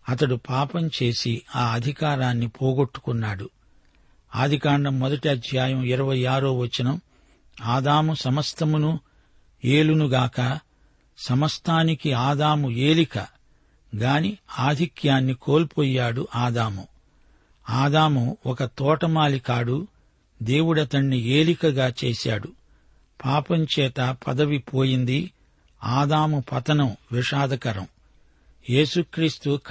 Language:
Telugu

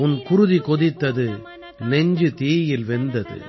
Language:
Tamil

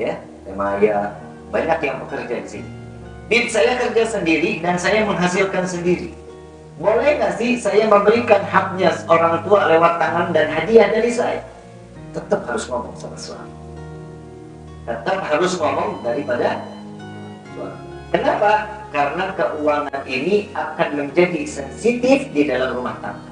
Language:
Indonesian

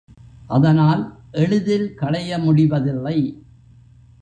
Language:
Tamil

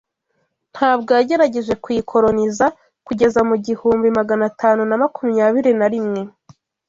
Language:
Kinyarwanda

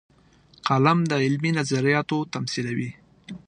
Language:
Pashto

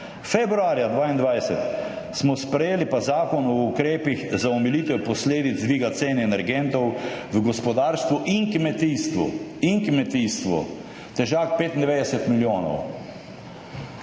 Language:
Slovenian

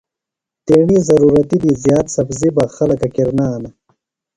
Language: Phalura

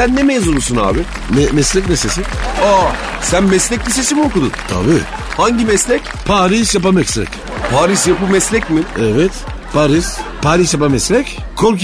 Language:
Turkish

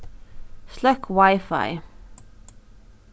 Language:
Faroese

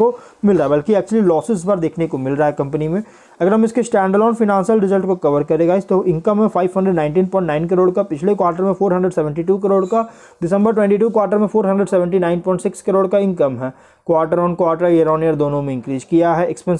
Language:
Hindi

